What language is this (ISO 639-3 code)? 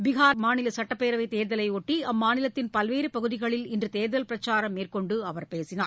tam